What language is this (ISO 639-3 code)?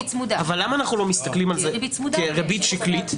heb